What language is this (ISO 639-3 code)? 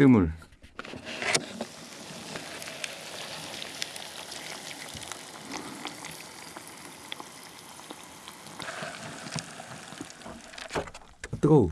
kor